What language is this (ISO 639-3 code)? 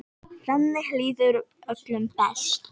isl